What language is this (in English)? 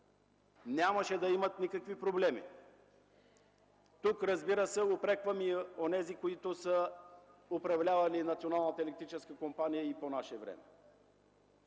Bulgarian